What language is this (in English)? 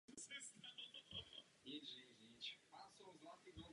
Czech